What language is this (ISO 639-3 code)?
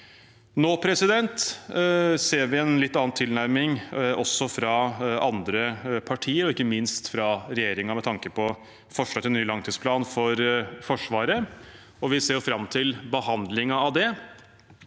nor